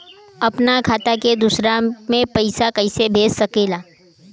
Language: Bhojpuri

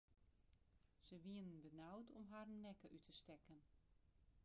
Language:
Western Frisian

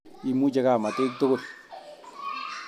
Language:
Kalenjin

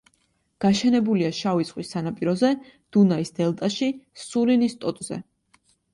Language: Georgian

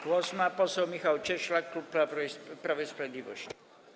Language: Polish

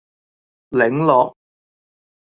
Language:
Cantonese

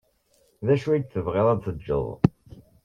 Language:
Kabyle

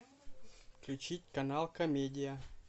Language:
Russian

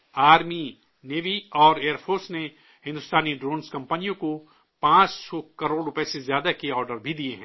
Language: Urdu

